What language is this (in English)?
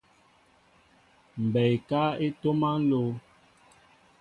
Mbo (Cameroon)